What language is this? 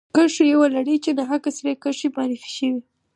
Pashto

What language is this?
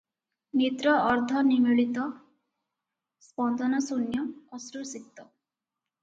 Odia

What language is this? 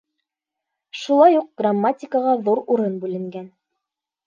Bashkir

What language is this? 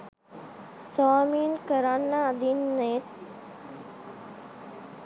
Sinhala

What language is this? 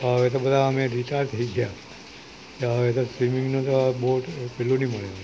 Gujarati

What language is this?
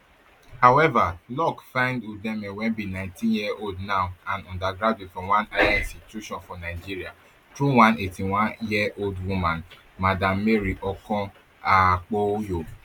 Nigerian Pidgin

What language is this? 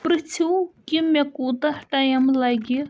Kashmiri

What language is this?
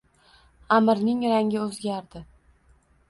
Uzbek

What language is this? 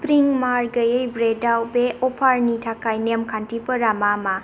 Bodo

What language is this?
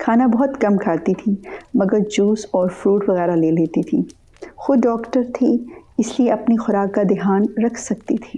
Urdu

